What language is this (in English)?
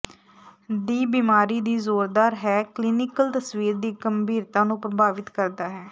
Punjabi